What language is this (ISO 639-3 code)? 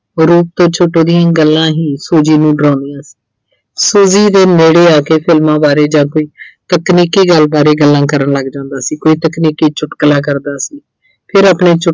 pan